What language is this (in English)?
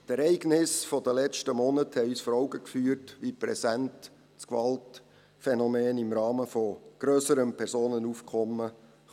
Swiss German